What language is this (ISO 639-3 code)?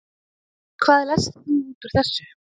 isl